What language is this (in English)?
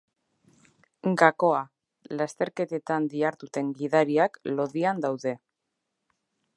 Basque